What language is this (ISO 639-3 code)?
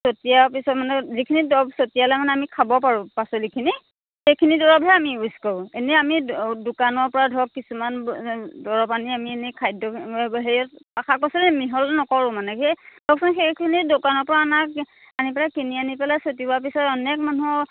asm